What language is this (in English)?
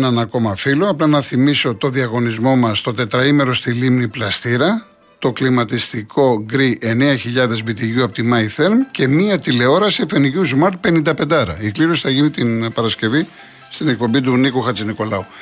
Greek